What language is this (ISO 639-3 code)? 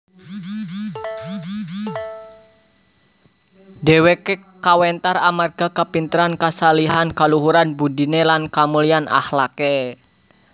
jav